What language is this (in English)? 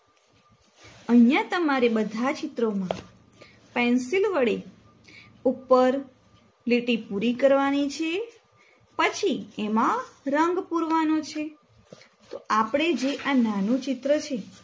Gujarati